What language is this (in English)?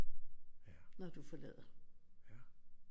Danish